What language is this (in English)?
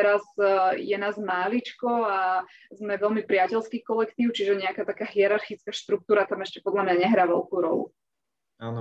Slovak